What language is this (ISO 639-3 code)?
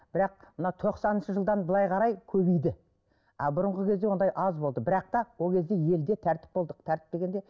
kaz